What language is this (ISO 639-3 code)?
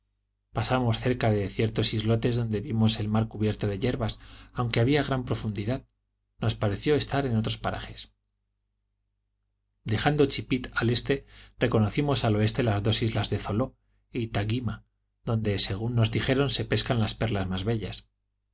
spa